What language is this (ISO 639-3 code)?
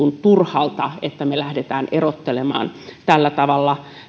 fin